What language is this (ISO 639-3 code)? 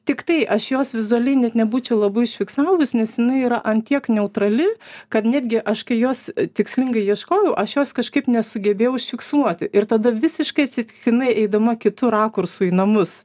lit